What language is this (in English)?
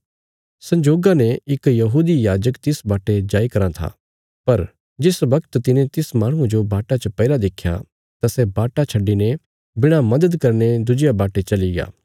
Bilaspuri